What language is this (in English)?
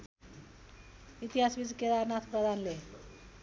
Nepali